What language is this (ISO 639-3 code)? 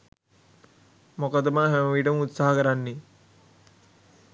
sin